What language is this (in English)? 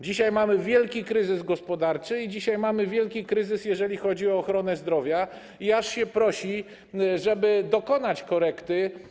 Polish